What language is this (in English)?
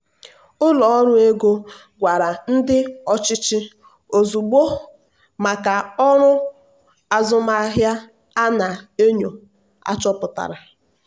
Igbo